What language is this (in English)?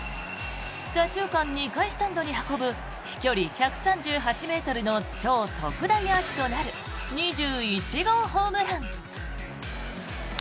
Japanese